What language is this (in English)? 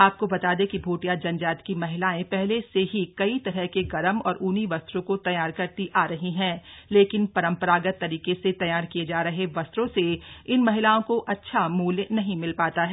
Hindi